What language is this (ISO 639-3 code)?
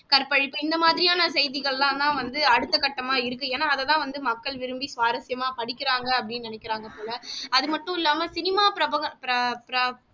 tam